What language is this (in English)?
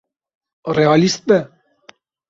Kurdish